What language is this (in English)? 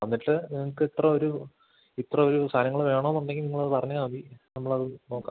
Malayalam